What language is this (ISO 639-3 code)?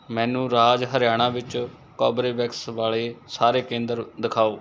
pan